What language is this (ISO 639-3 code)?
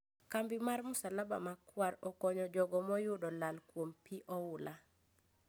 luo